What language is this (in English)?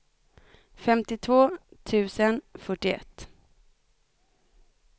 Swedish